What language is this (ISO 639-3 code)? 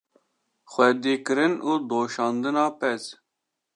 kur